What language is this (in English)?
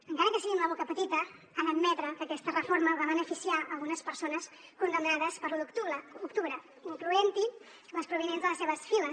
Catalan